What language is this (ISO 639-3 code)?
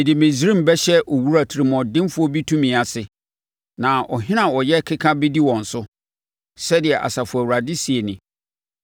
aka